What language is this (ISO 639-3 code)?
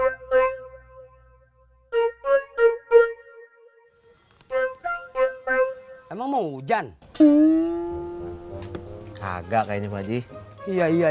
ind